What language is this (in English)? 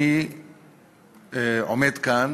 Hebrew